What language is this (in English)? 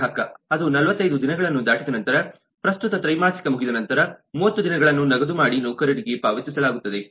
Kannada